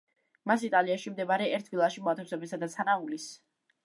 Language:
Georgian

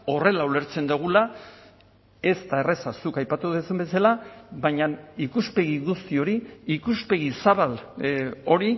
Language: Basque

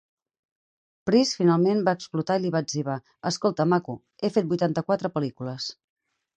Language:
Catalan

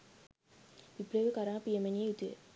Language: Sinhala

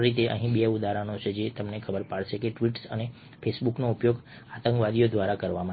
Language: Gujarati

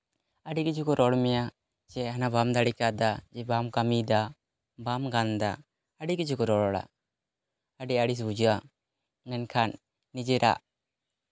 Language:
Santali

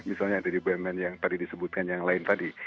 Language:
Indonesian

